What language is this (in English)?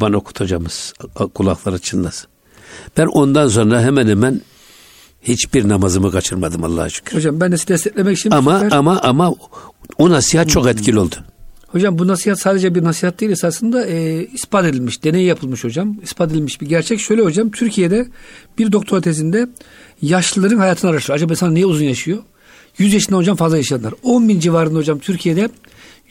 Turkish